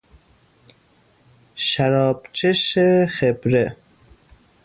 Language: Persian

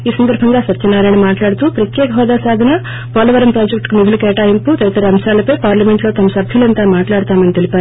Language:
Telugu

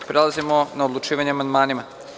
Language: Serbian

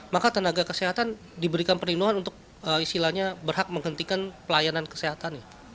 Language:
Indonesian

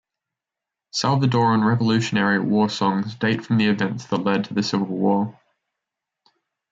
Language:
English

